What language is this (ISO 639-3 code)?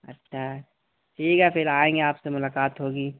urd